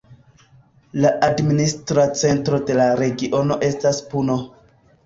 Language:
Esperanto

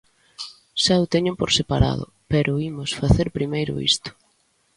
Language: Galician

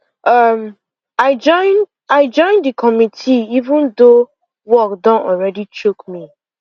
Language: Nigerian Pidgin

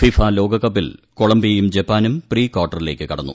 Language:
Malayalam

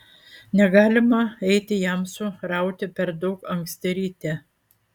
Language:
Lithuanian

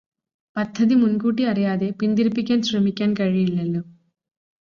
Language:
Malayalam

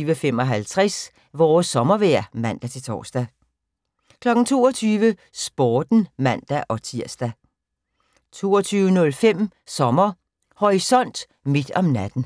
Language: Danish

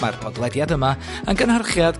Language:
Welsh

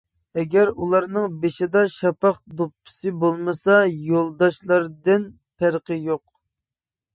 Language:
Uyghur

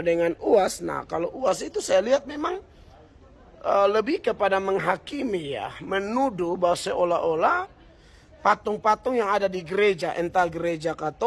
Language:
Indonesian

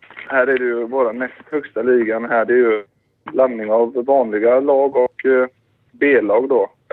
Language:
Swedish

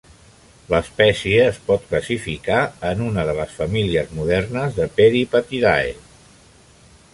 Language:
Catalan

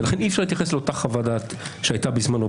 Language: Hebrew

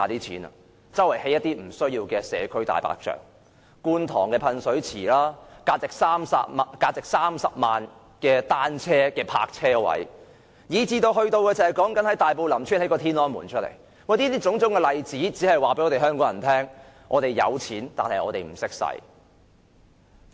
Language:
Cantonese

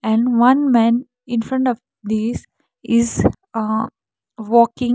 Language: English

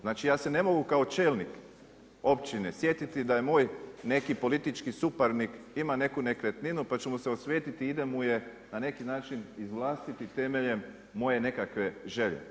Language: Croatian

